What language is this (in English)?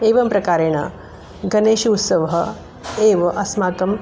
Sanskrit